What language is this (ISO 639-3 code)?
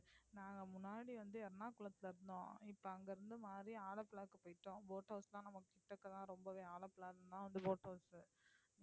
tam